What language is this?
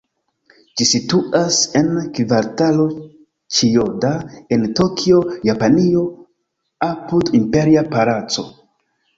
Esperanto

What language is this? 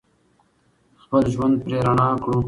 Pashto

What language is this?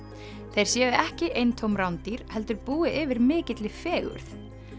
Icelandic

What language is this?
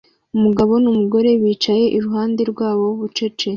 Kinyarwanda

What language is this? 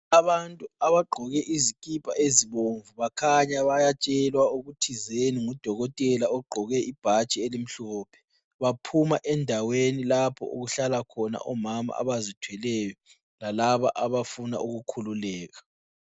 North Ndebele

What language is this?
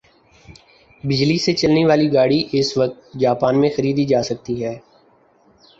Urdu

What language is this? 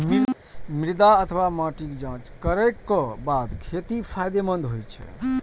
Maithili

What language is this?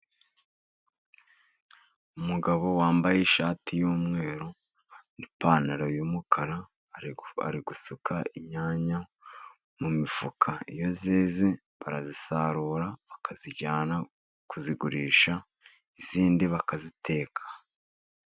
Kinyarwanda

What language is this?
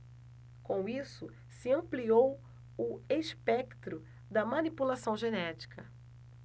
Portuguese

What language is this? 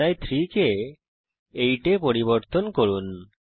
Bangla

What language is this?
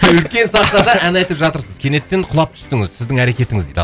Kazakh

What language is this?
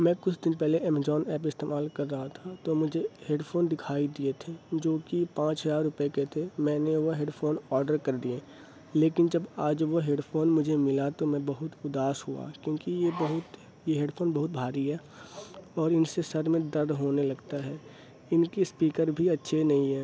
Urdu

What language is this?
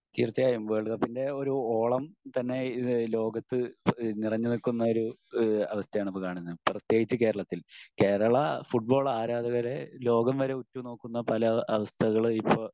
Malayalam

